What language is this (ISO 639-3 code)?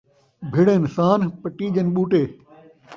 skr